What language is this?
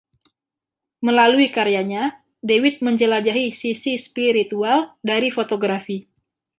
Indonesian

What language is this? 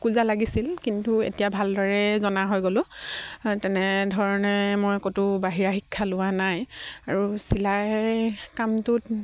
Assamese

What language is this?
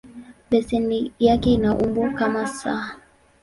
Swahili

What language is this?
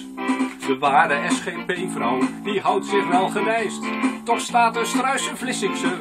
Dutch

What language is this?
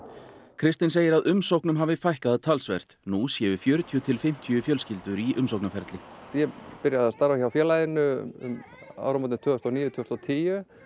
Icelandic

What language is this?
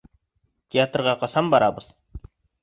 Bashkir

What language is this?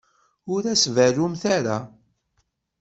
Kabyle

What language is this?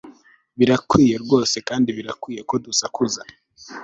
Kinyarwanda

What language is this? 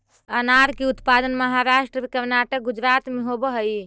Magahi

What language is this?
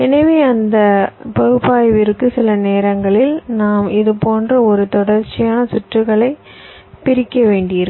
Tamil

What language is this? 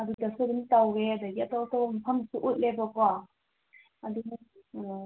Manipuri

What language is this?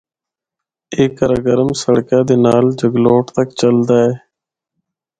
Northern Hindko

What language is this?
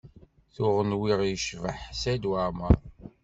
Kabyle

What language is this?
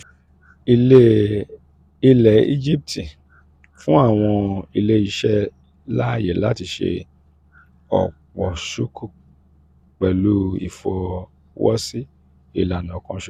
Yoruba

